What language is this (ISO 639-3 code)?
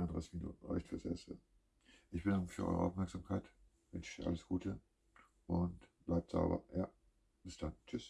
deu